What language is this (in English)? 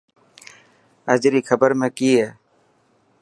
Dhatki